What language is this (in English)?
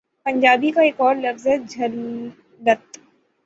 Urdu